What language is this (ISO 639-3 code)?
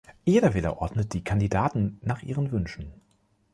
deu